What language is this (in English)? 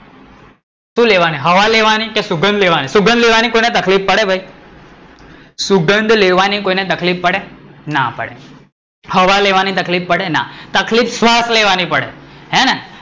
Gujarati